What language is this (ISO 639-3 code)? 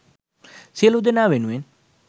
sin